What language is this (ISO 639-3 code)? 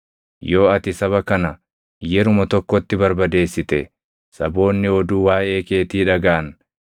orm